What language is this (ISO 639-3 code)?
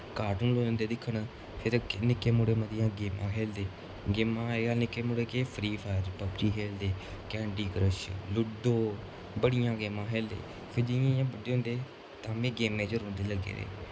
doi